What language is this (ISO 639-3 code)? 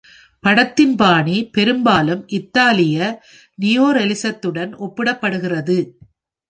tam